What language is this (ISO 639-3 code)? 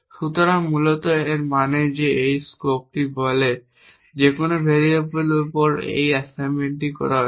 ben